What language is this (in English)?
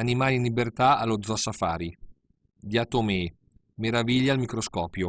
Italian